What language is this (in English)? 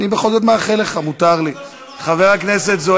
Hebrew